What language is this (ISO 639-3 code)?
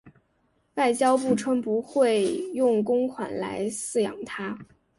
zho